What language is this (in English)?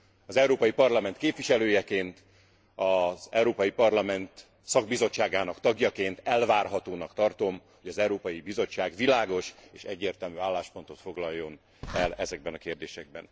Hungarian